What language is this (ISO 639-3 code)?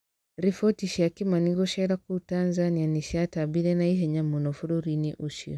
kik